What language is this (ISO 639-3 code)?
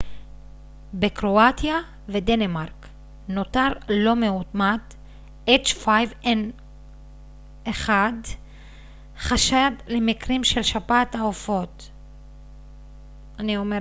heb